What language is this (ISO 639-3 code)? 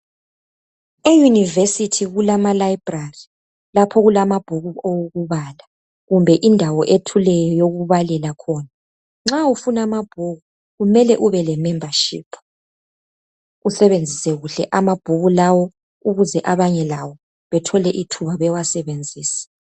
nde